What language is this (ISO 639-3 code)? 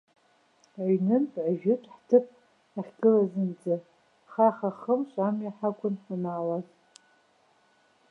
abk